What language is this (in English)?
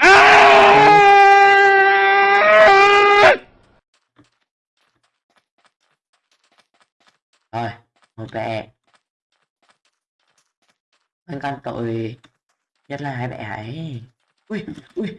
Vietnamese